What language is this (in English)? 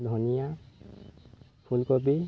Assamese